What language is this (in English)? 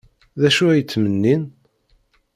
Kabyle